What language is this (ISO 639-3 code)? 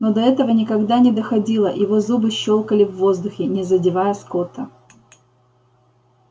rus